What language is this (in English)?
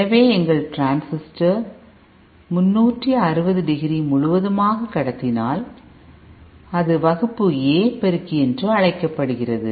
Tamil